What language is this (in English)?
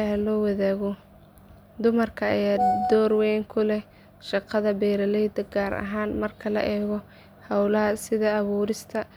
Somali